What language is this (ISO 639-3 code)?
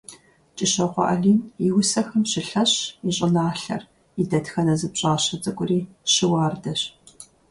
kbd